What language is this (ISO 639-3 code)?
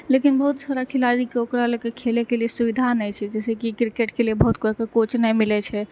mai